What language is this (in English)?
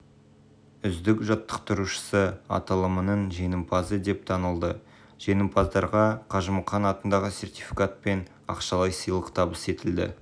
Kazakh